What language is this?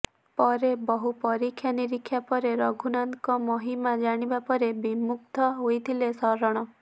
Odia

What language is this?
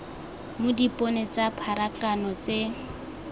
Tswana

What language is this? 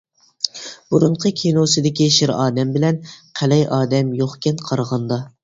Uyghur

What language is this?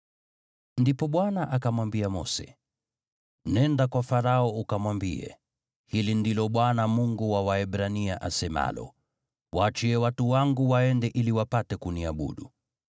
Swahili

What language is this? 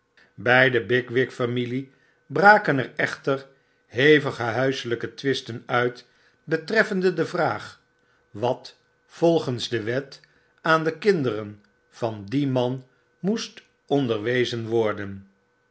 Dutch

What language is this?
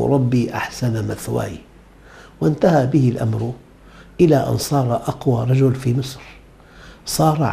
Arabic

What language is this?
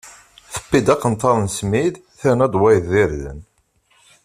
Kabyle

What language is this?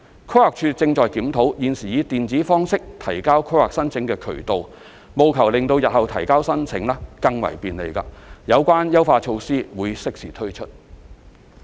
Cantonese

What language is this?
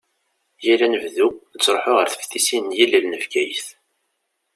Kabyle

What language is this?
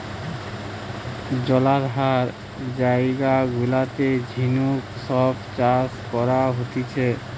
Bangla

